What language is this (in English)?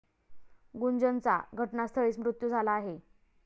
Marathi